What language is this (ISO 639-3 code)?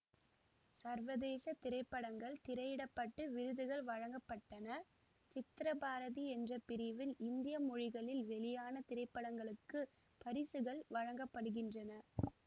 tam